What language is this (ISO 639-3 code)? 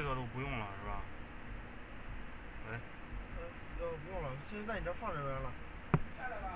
zho